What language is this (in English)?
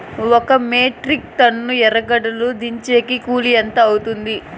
Telugu